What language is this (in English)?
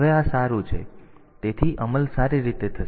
Gujarati